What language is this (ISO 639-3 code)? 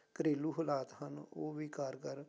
pan